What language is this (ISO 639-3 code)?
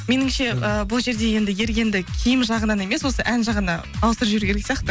kaz